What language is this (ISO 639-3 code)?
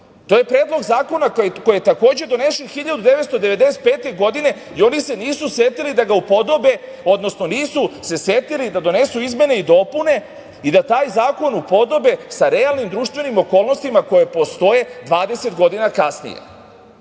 srp